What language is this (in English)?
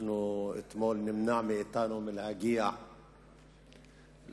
Hebrew